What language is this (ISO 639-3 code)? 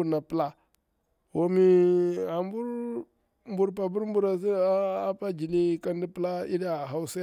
bwr